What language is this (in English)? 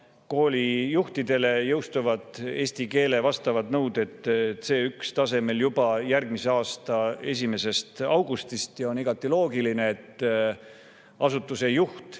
Estonian